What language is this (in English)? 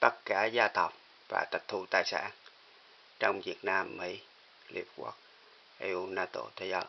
Vietnamese